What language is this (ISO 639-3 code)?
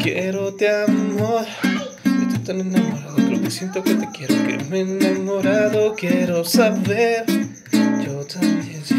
spa